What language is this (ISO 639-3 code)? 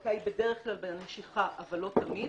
heb